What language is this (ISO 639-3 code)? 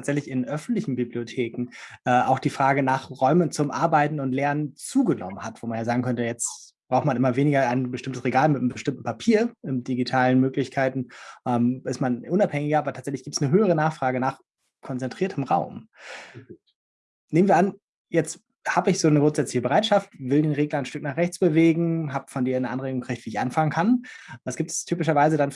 deu